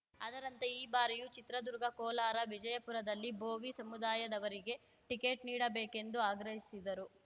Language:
Kannada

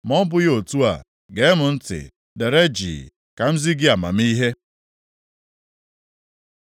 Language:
Igbo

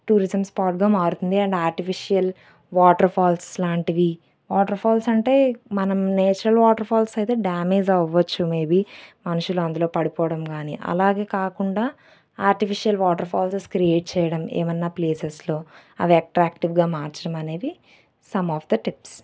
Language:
Telugu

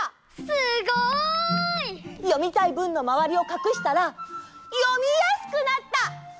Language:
Japanese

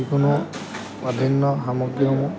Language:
Assamese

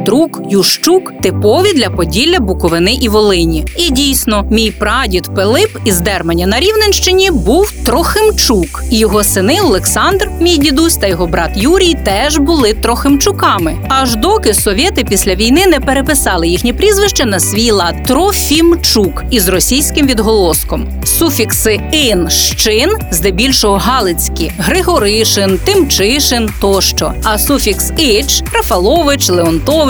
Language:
Ukrainian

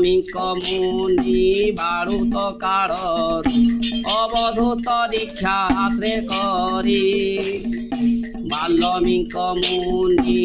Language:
Odia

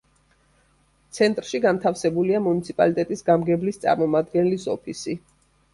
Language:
Georgian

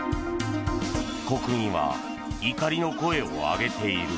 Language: Japanese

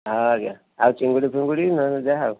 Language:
Odia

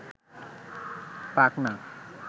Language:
Bangla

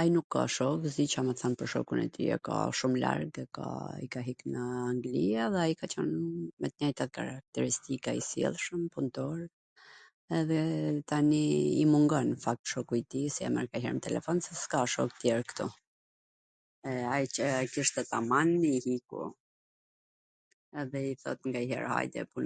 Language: Gheg Albanian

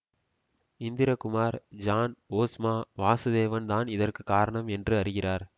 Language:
Tamil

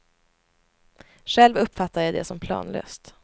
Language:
Swedish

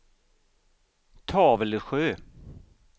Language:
Swedish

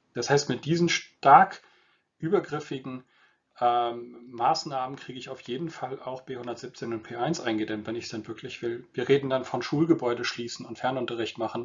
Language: German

